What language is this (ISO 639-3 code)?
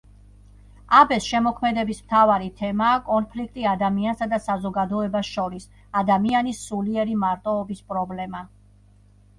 kat